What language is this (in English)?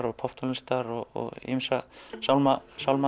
Icelandic